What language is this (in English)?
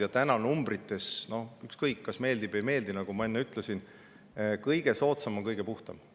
Estonian